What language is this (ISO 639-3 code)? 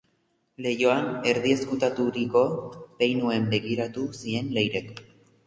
eus